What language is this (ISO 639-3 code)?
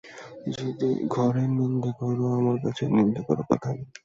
ben